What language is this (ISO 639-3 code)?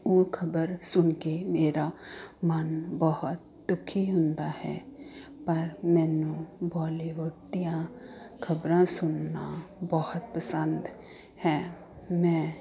pan